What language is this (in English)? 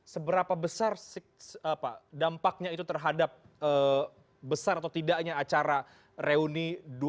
Indonesian